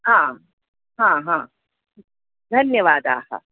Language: Sanskrit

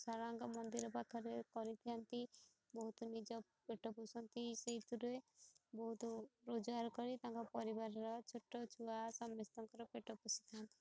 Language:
Odia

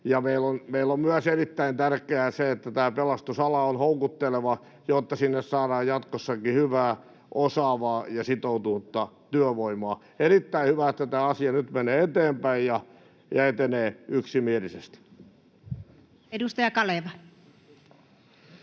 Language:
Finnish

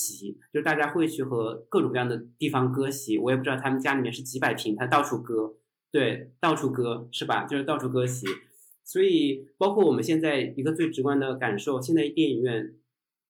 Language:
Chinese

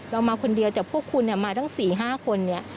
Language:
Thai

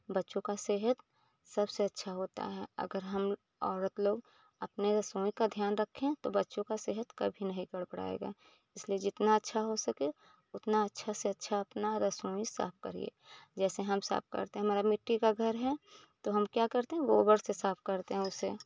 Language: Hindi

